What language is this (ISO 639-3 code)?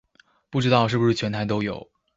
zho